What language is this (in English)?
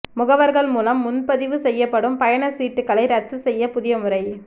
Tamil